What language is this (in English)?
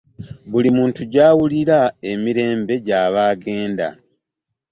Ganda